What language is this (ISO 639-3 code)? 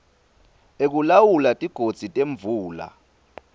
ssw